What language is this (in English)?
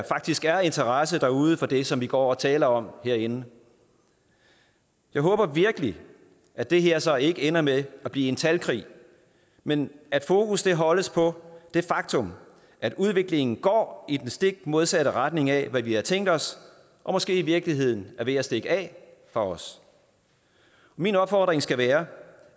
Danish